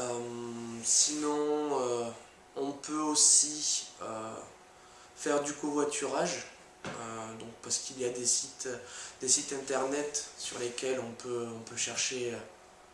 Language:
French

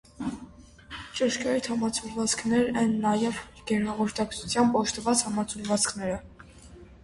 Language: Armenian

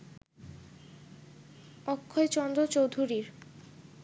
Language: Bangla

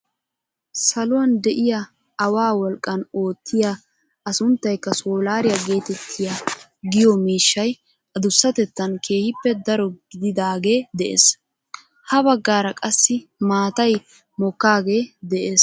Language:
Wolaytta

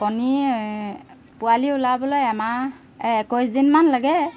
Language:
Assamese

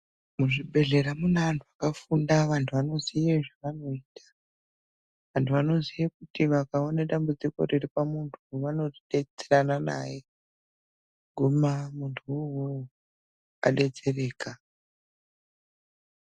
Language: Ndau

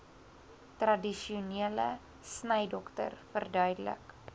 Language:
Afrikaans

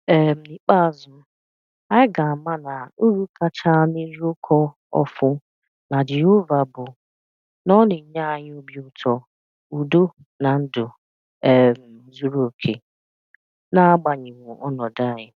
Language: Igbo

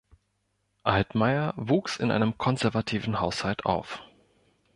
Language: German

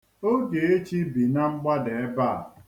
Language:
Igbo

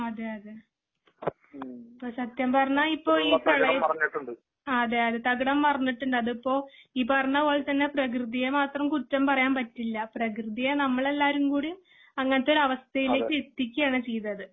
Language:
Malayalam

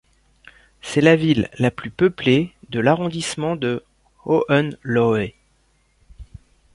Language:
French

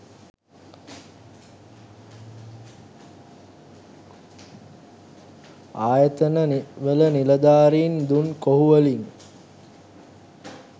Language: Sinhala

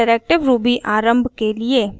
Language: Hindi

